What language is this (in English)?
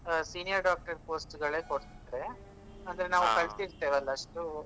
Kannada